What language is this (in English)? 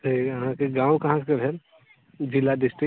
Maithili